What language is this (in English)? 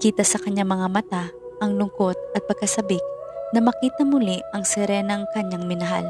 Filipino